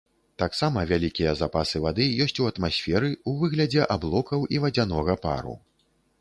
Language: Belarusian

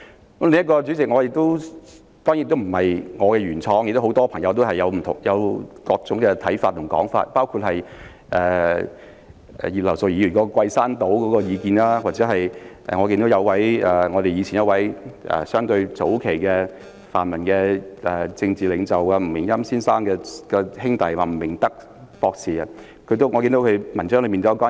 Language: Cantonese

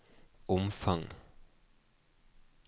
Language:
Norwegian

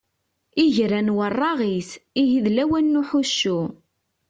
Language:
Kabyle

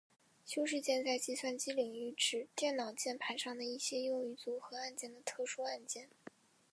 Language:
Chinese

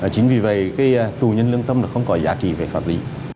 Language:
Vietnamese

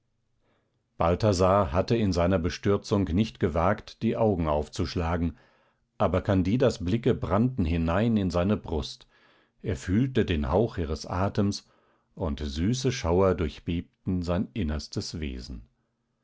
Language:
German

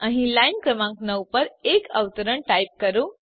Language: Gujarati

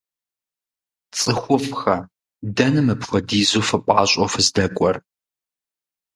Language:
Kabardian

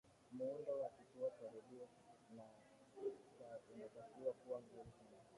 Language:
Swahili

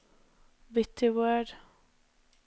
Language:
Norwegian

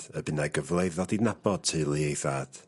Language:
Welsh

